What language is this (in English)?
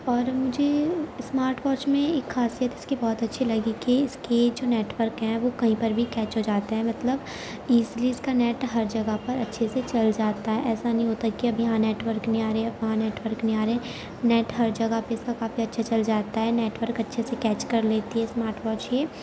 Urdu